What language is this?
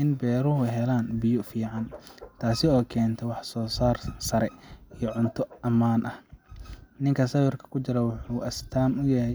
Somali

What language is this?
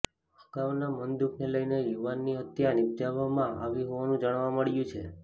Gujarati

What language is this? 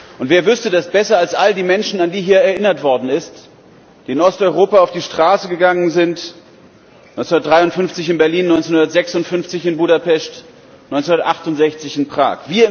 German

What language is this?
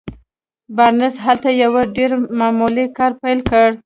Pashto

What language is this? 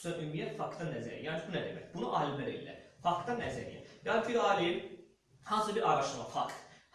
Azerbaijani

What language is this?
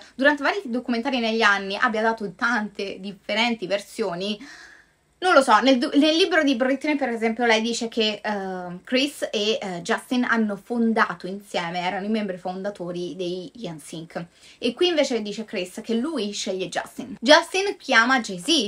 Italian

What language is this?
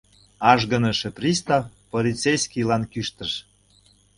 Mari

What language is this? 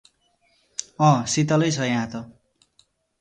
Nepali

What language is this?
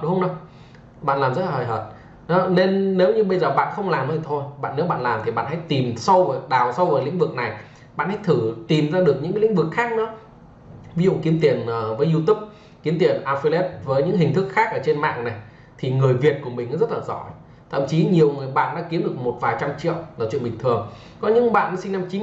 Vietnamese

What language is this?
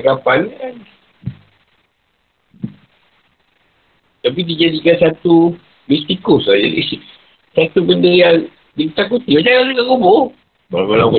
Malay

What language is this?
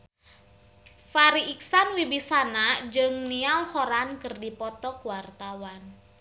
Sundanese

